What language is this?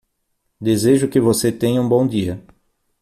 Portuguese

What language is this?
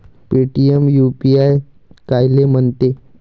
Marathi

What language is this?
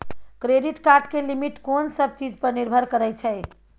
Maithili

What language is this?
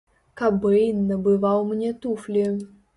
Belarusian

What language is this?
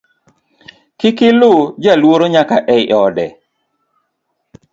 Luo (Kenya and Tanzania)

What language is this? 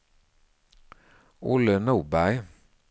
Swedish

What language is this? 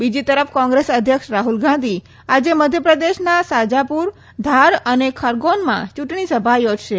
Gujarati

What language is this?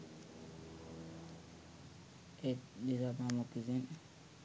Sinhala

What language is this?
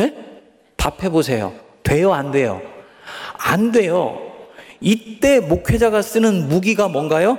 Korean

